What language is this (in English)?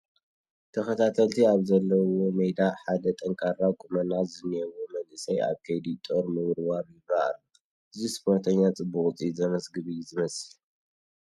Tigrinya